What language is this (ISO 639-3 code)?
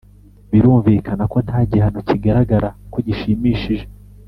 kin